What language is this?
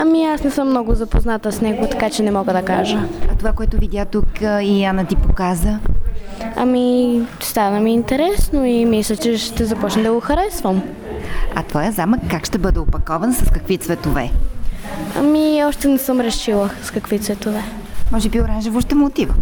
Bulgarian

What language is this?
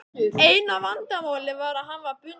Icelandic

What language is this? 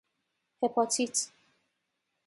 Persian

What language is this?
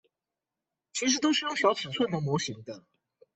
Chinese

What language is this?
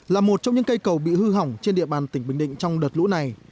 Vietnamese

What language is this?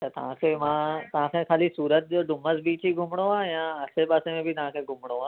Sindhi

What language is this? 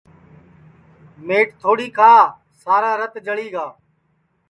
Sansi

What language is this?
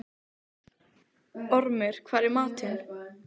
Icelandic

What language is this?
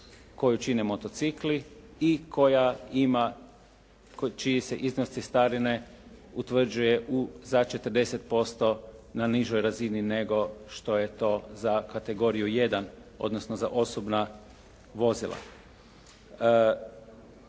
Croatian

